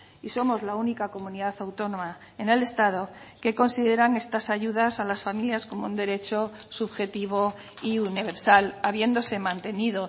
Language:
Spanish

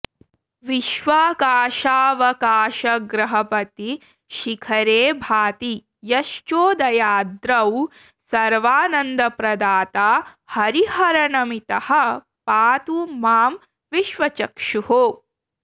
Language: Sanskrit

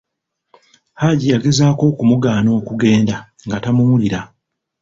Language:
Ganda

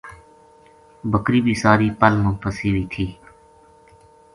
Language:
Gujari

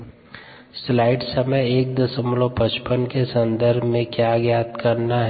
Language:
Hindi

